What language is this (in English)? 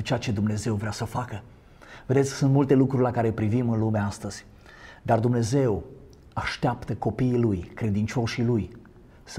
Romanian